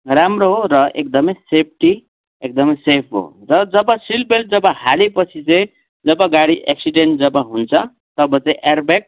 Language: Nepali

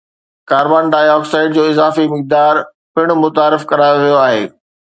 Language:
Sindhi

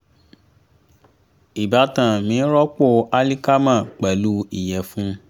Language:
Yoruba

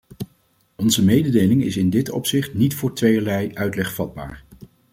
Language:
Dutch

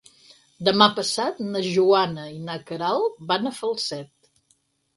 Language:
Catalan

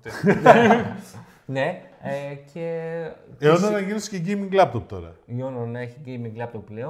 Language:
Greek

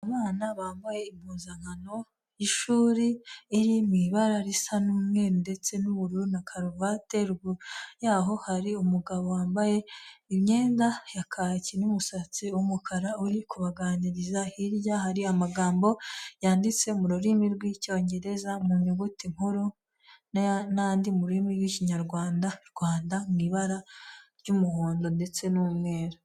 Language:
Kinyarwanda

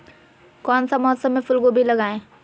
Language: Magahi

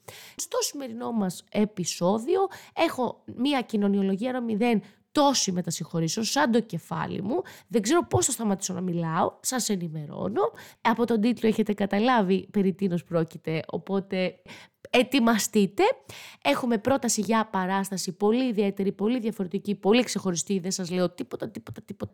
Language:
Greek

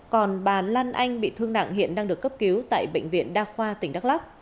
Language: Vietnamese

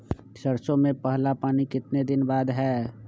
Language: Magahi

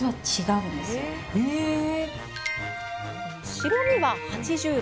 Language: Japanese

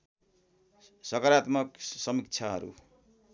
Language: Nepali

